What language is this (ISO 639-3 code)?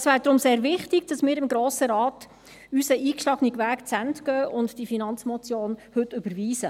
gsw